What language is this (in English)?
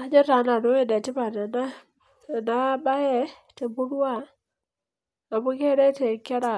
Masai